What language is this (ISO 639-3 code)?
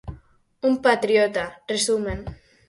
glg